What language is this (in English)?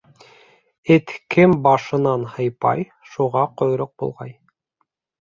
Bashkir